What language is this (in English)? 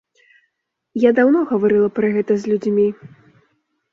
Belarusian